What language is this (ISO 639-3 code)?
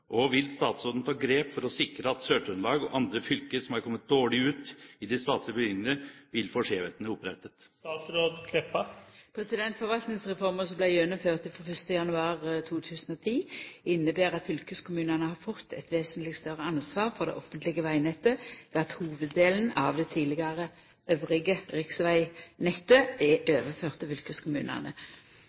nor